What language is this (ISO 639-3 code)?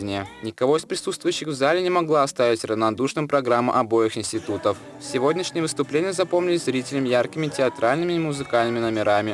rus